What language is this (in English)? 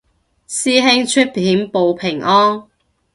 Cantonese